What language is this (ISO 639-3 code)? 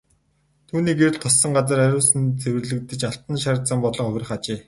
mon